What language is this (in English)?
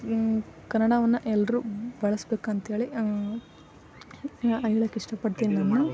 Kannada